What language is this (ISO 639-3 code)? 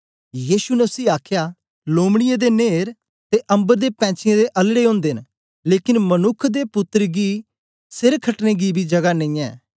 doi